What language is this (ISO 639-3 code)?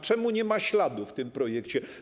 pol